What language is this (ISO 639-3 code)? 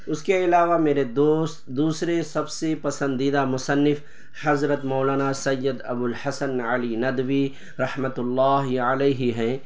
urd